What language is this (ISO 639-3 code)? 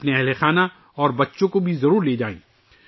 urd